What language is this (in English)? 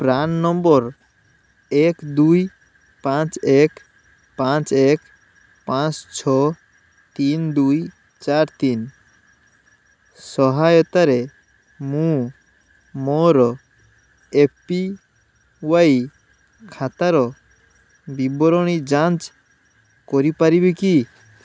Odia